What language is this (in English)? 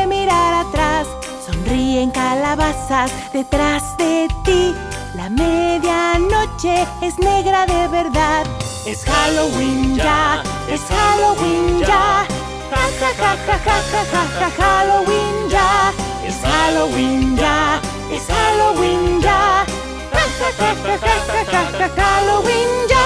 Spanish